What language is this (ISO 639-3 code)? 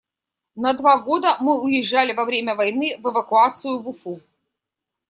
rus